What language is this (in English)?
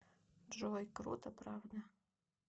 Russian